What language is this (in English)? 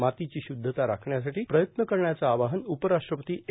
Marathi